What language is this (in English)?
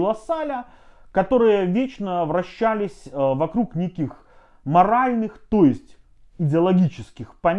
Russian